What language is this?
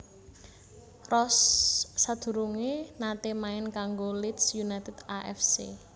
Javanese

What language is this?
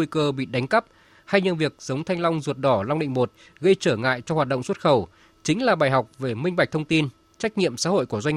Vietnamese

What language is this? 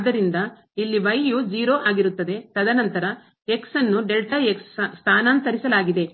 Kannada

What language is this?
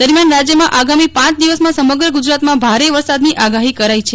Gujarati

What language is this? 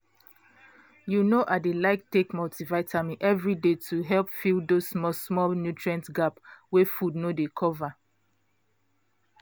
Nigerian Pidgin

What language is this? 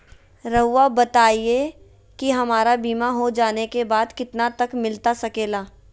Magahi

